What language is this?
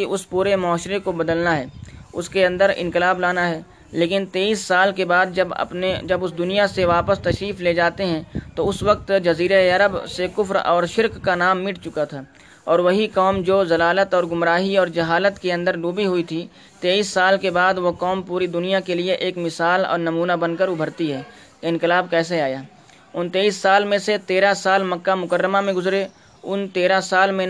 Urdu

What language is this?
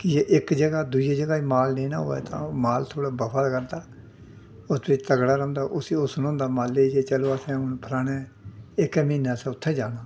Dogri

